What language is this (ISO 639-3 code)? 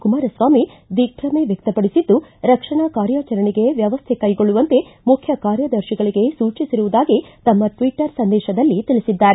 kan